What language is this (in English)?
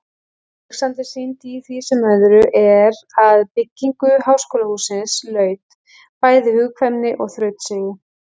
Icelandic